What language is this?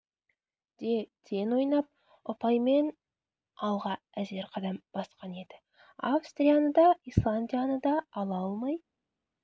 Kazakh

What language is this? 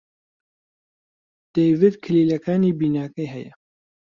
Central Kurdish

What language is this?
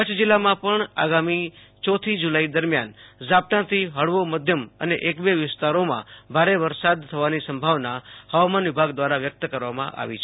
Gujarati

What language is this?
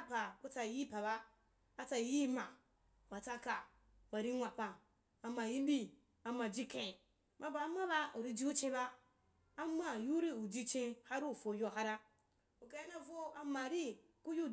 Wapan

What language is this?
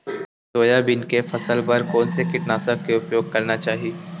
Chhattisgarhi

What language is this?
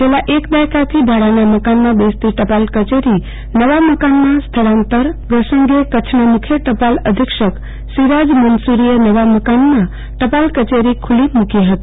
Gujarati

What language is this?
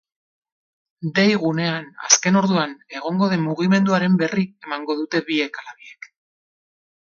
Basque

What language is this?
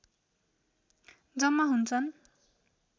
Nepali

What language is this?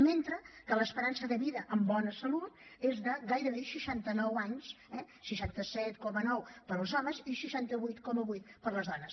Catalan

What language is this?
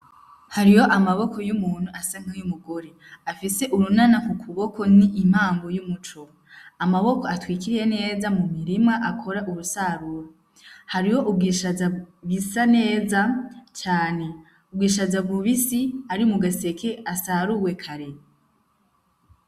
Rundi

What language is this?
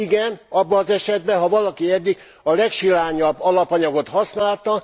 Hungarian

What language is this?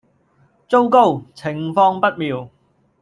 Cantonese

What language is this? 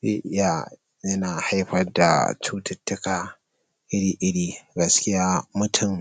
Hausa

